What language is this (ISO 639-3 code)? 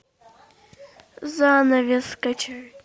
rus